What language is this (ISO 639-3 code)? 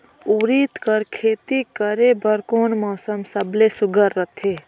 hne